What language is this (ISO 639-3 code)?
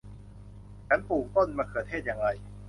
tha